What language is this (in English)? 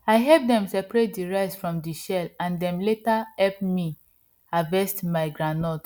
Nigerian Pidgin